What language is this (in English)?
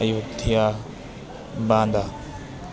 Urdu